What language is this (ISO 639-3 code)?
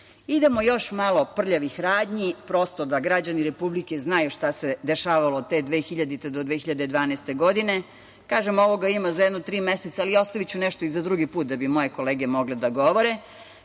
srp